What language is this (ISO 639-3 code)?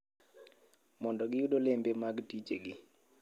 luo